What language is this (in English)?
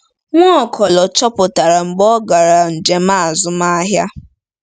Igbo